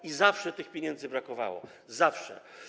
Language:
Polish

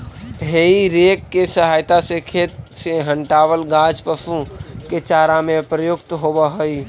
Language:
Magahi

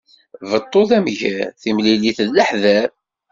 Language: Kabyle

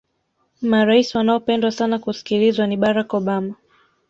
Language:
Swahili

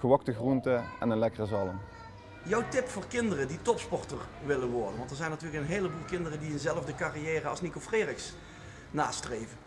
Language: Dutch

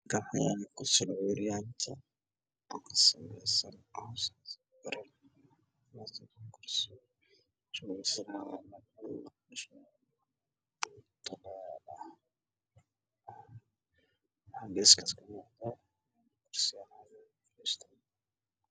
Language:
Somali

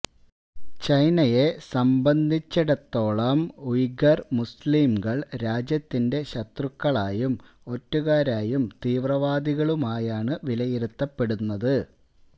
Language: Malayalam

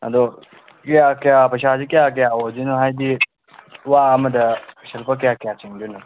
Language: Manipuri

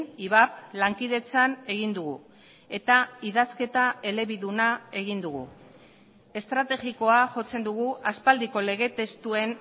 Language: Basque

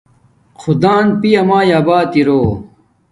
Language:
Domaaki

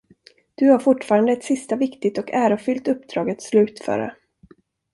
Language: Swedish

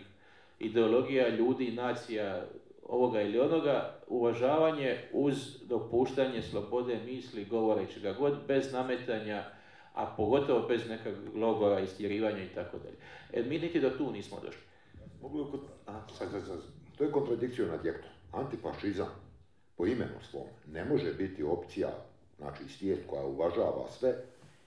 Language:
Croatian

